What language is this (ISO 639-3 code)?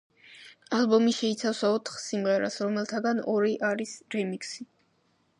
kat